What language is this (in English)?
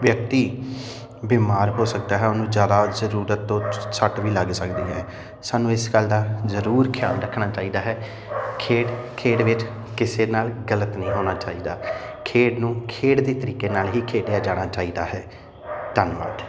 Punjabi